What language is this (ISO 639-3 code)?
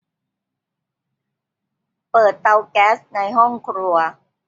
tha